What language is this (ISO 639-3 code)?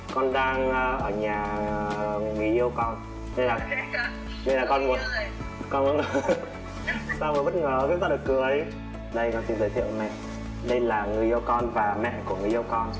vie